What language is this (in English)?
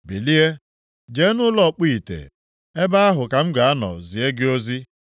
Igbo